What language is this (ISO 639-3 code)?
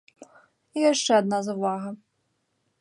bel